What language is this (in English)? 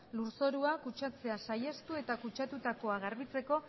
Basque